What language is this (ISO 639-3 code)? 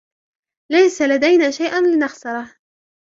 ara